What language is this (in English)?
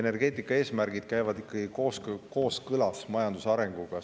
Estonian